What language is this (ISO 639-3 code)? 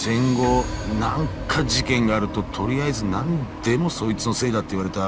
jpn